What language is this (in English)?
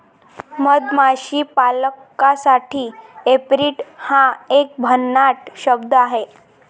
Marathi